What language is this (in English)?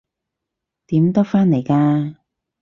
Cantonese